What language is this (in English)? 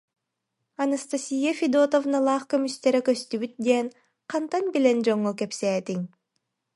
Yakut